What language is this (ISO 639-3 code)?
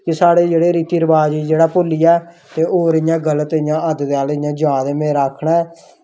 doi